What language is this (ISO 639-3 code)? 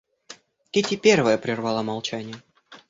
rus